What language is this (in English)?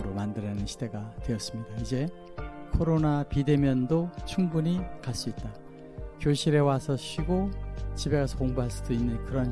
Korean